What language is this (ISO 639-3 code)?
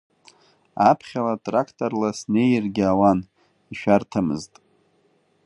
abk